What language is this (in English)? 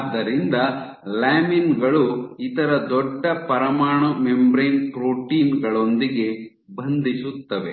Kannada